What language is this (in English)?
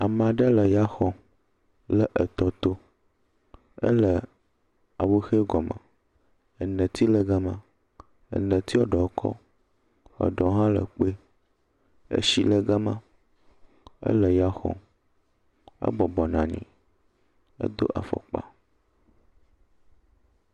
Ewe